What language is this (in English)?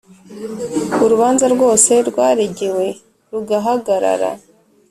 Kinyarwanda